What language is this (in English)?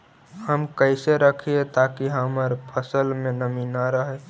Magahi